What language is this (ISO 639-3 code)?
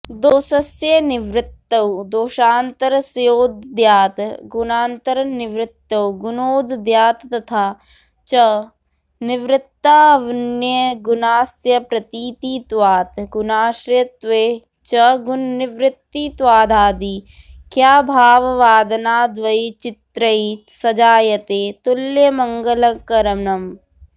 san